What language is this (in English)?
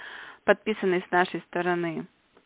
Russian